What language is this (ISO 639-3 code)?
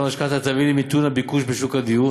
heb